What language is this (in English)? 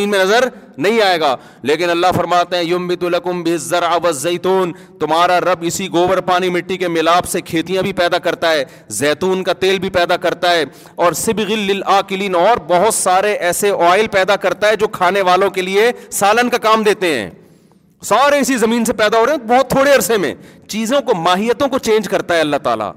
Urdu